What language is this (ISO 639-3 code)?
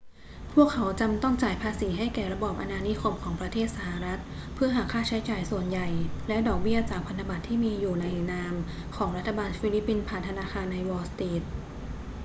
tha